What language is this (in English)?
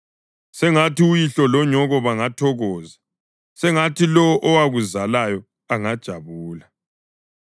North Ndebele